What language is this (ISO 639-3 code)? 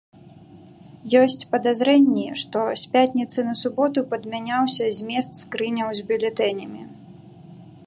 bel